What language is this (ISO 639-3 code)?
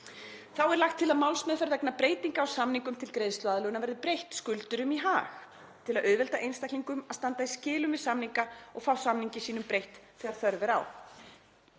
isl